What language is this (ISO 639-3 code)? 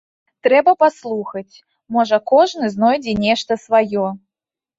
bel